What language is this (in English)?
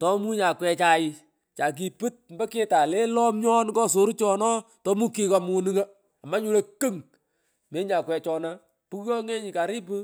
Pökoot